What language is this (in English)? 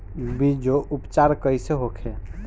Bhojpuri